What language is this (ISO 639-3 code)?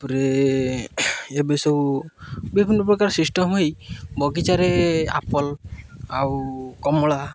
ori